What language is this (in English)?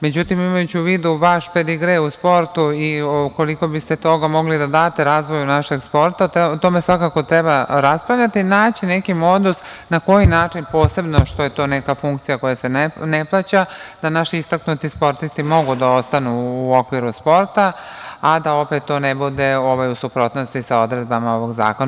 Serbian